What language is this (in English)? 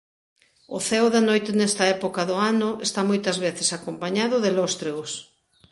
Galician